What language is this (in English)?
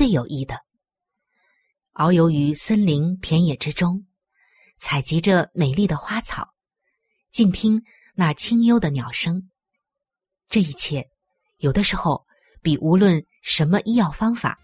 Chinese